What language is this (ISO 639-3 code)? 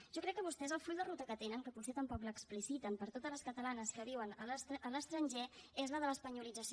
cat